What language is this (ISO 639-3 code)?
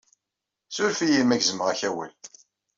kab